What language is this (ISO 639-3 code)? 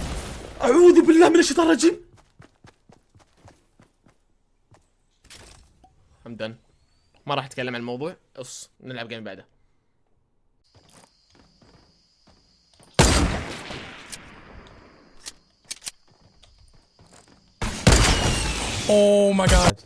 eng